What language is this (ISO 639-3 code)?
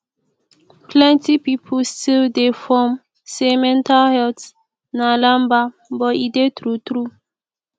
pcm